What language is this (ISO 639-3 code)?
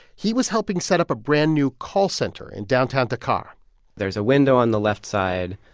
eng